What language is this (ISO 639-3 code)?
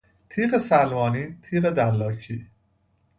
fas